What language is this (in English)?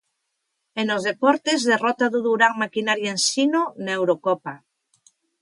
Galician